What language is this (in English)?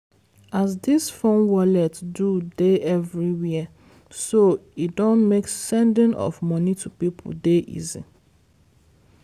Nigerian Pidgin